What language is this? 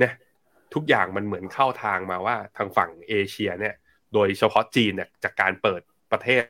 Thai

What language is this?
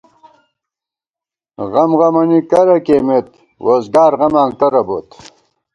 Gawar-Bati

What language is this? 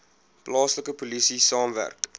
Afrikaans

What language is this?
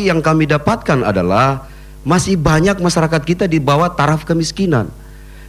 Indonesian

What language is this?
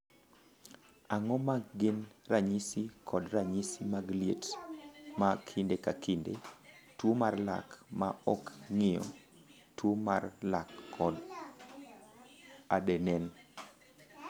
Luo (Kenya and Tanzania)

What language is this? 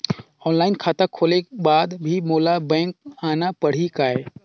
Chhattisgarhi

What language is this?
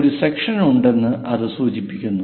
Malayalam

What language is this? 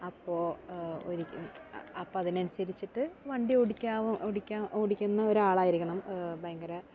Malayalam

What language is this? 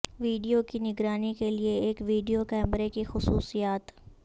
Urdu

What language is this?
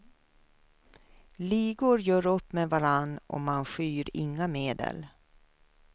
Swedish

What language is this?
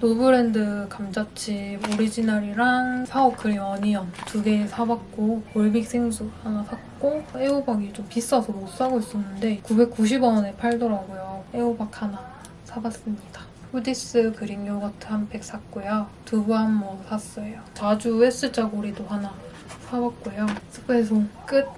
Korean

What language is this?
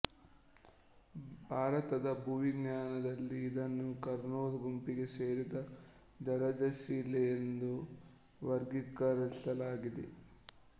Kannada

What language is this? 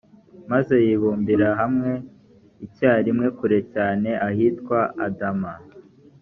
Kinyarwanda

